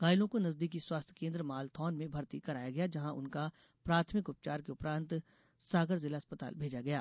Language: Hindi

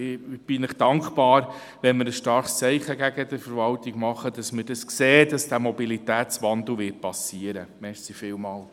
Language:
Swiss German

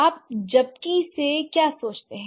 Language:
Hindi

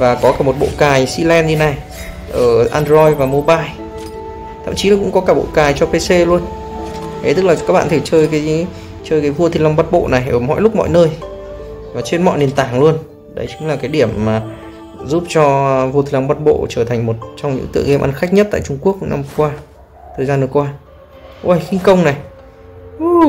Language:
Vietnamese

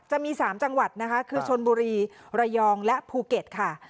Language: Thai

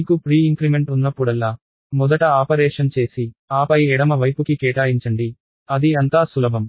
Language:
Telugu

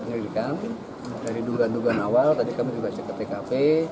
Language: Indonesian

